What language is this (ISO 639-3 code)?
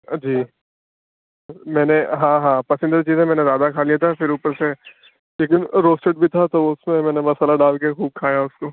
urd